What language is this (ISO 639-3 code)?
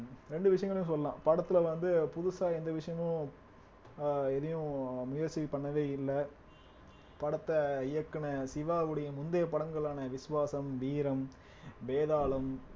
tam